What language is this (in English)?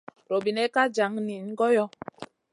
Masana